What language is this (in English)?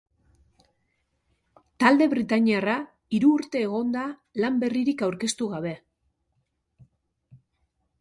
Basque